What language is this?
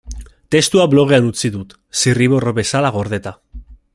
Basque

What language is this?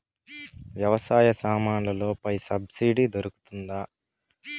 Telugu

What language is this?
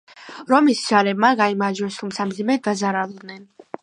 Georgian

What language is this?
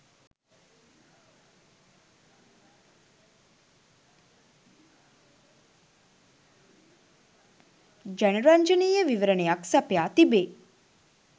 Sinhala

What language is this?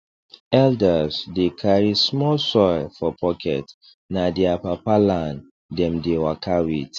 Nigerian Pidgin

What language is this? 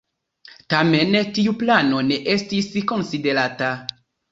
Esperanto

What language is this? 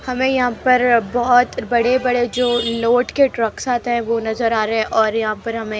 Hindi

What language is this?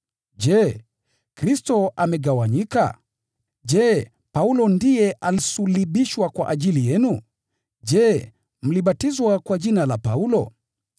Swahili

